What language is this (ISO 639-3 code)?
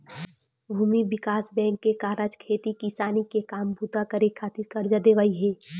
hne